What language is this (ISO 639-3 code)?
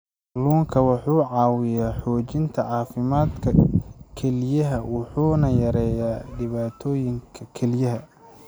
som